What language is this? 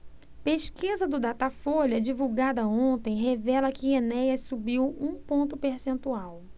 Portuguese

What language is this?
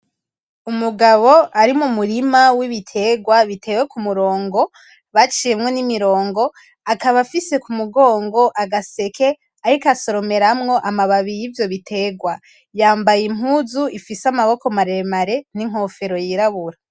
Rundi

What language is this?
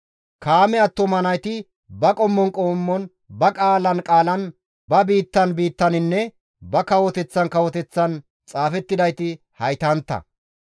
Gamo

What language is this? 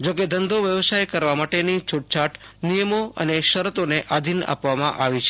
Gujarati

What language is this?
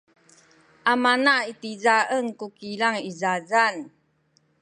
Sakizaya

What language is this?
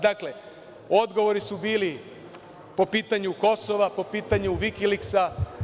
Serbian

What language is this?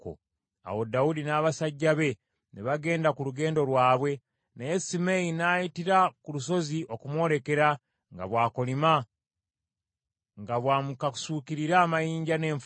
Ganda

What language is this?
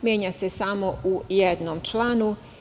Serbian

